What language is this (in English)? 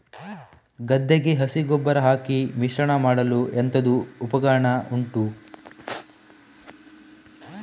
Kannada